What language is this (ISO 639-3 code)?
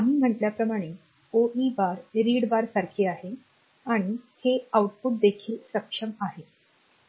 mar